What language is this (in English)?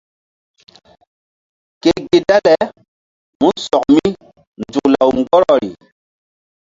Mbum